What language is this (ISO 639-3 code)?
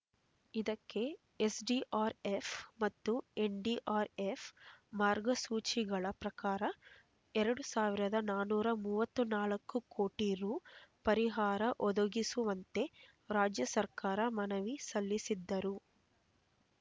kan